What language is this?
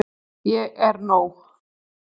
Icelandic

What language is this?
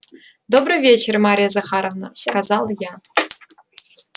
Russian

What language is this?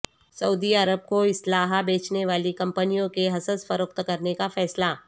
Urdu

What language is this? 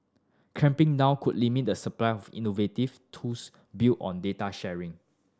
English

